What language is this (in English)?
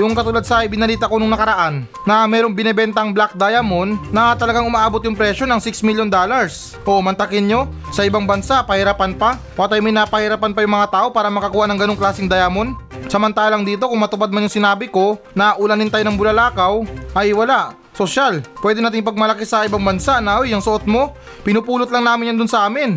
Filipino